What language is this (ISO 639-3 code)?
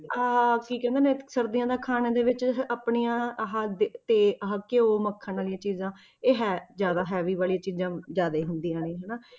pan